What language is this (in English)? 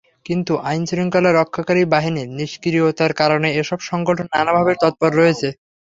Bangla